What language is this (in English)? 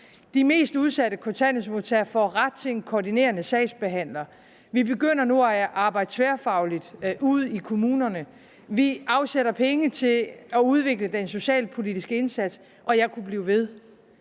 Danish